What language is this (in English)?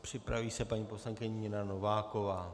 Czech